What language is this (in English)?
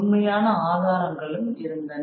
Tamil